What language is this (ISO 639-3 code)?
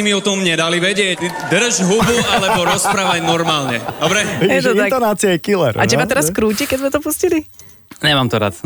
slk